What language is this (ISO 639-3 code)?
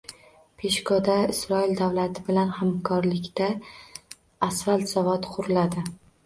uzb